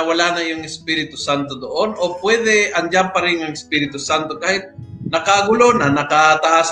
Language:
Filipino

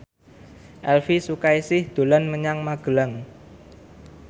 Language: Javanese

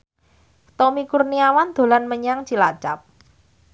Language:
Javanese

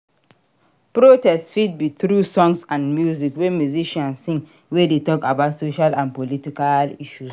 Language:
Nigerian Pidgin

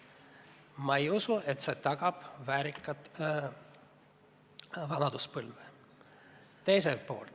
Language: Estonian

